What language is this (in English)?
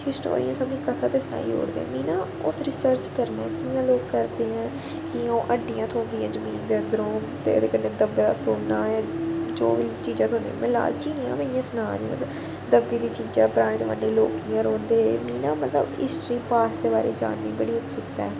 Dogri